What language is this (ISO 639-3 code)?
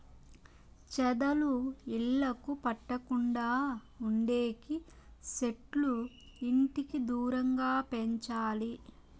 tel